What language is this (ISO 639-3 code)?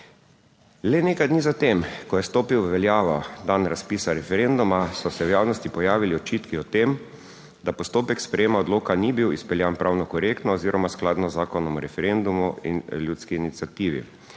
slv